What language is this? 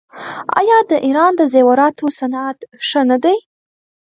Pashto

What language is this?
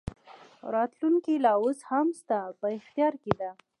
Pashto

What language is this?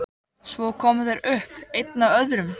Icelandic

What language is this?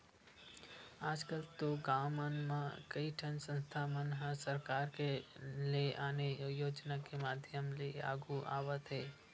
Chhattisgarhi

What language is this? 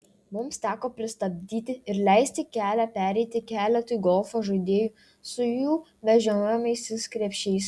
Lithuanian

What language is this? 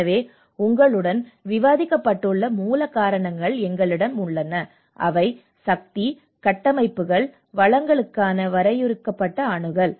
Tamil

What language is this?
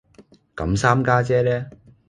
Cantonese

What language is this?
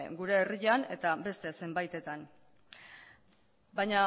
Basque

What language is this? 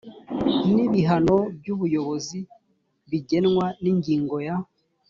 Kinyarwanda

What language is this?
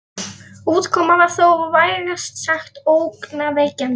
Icelandic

